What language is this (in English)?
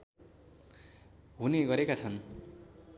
Nepali